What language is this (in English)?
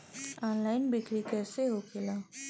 Bhojpuri